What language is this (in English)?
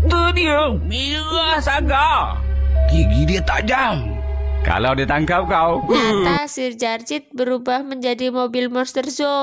Indonesian